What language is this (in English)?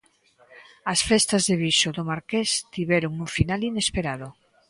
Galician